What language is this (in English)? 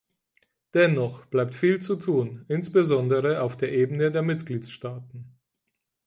German